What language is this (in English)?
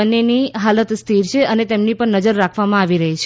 Gujarati